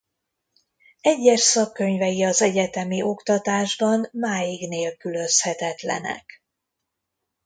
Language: Hungarian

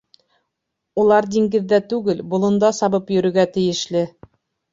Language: Bashkir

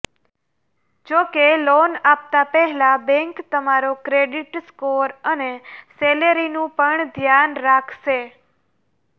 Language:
Gujarati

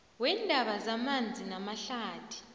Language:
South Ndebele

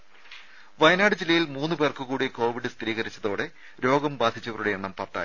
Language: Malayalam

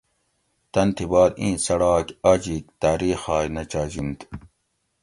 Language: Gawri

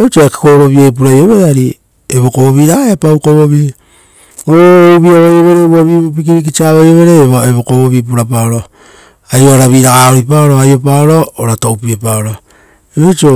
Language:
Rotokas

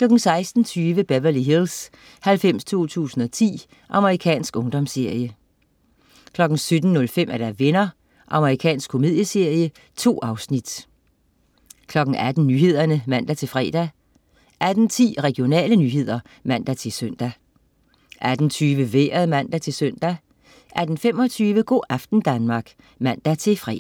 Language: Danish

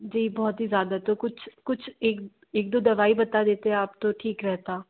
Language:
Hindi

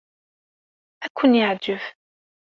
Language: Kabyle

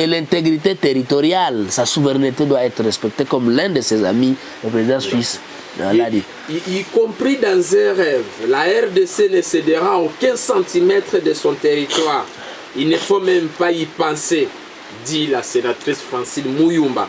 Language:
French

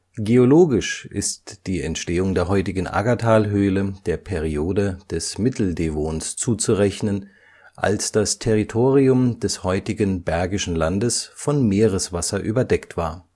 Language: German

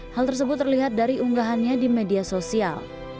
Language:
Indonesian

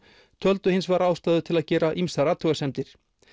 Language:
Icelandic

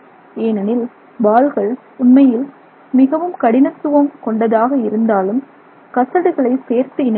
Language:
Tamil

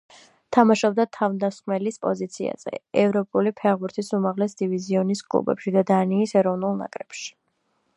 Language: Georgian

